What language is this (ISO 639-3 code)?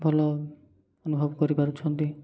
ori